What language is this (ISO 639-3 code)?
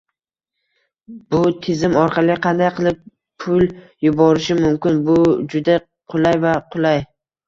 uzb